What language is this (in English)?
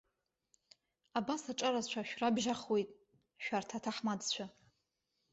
Abkhazian